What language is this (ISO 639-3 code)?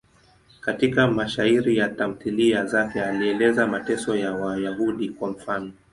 swa